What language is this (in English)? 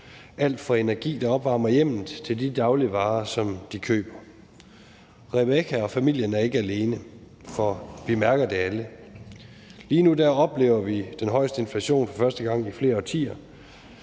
Danish